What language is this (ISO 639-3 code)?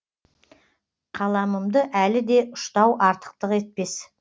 kaz